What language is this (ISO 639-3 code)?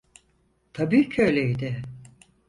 tur